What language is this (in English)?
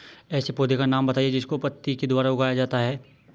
Hindi